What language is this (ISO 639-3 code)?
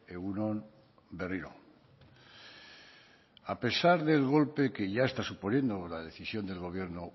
spa